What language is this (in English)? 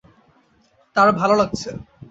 Bangla